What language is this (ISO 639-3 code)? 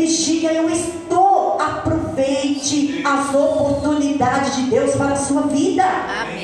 por